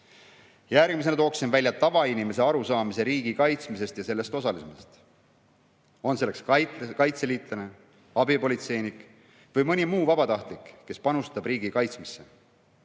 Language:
Estonian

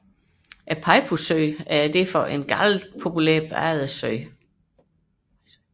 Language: Danish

